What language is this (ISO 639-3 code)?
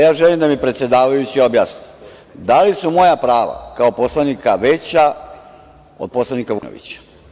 srp